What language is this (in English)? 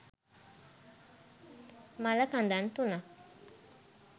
Sinhala